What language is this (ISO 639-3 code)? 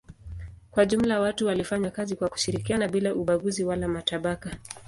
swa